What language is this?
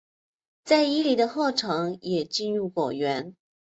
Chinese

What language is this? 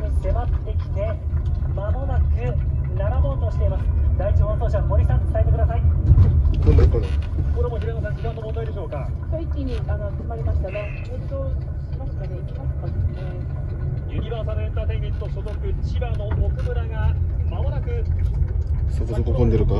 Japanese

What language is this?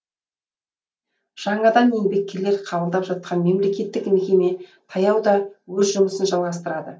Kazakh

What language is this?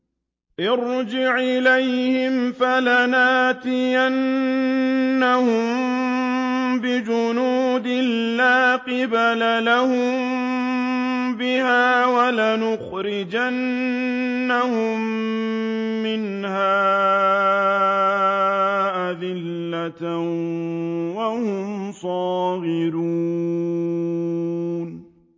Arabic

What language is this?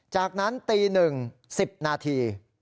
Thai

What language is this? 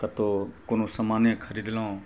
Maithili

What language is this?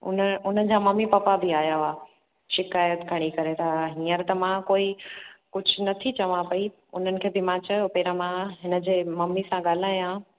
Sindhi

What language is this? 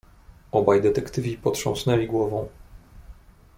Polish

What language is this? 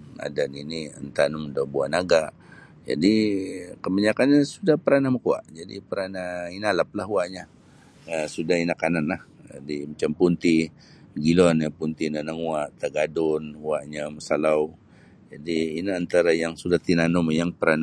Sabah Bisaya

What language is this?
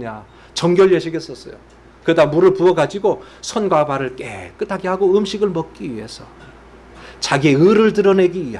Korean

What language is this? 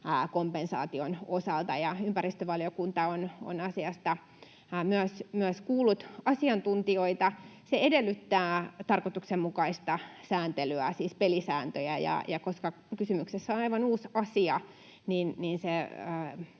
Finnish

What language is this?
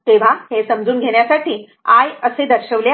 Marathi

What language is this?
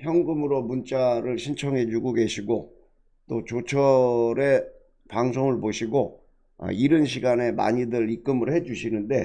Korean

